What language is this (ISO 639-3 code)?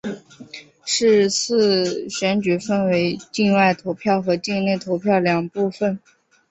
zho